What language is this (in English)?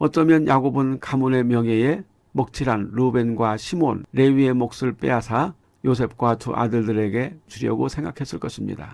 Korean